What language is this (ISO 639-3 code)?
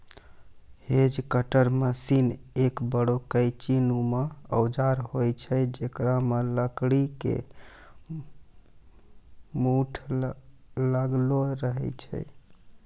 mai